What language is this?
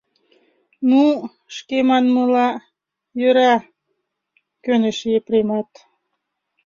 Mari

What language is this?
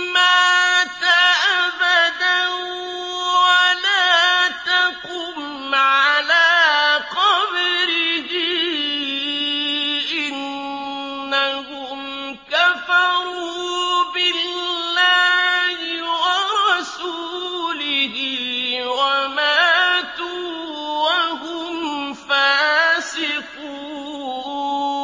Arabic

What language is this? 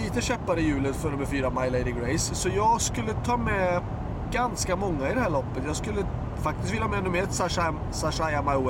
Swedish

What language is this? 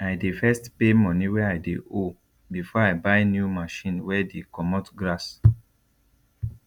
Nigerian Pidgin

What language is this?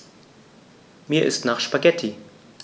German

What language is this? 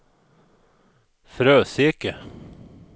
Swedish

